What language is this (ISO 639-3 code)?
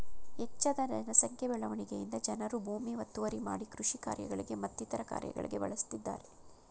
kan